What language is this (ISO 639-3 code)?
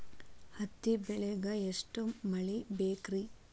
kan